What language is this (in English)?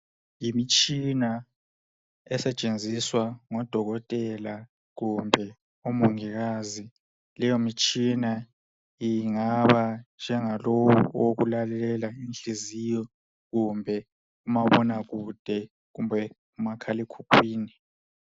North Ndebele